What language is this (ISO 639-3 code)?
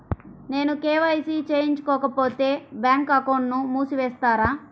tel